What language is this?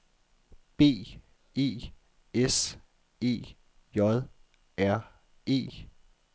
Danish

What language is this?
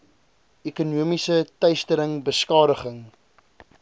Afrikaans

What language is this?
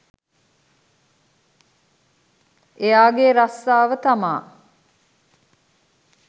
Sinhala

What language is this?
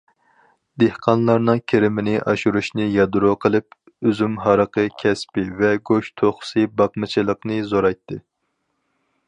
Uyghur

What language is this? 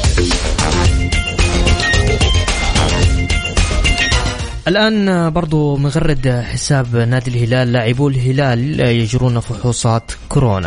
Arabic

